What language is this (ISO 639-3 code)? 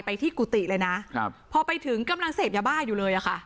tha